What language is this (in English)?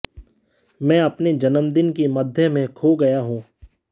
Hindi